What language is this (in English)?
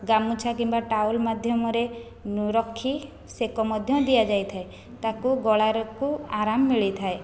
Odia